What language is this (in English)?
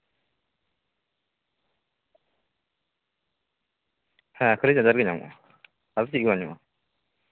Santali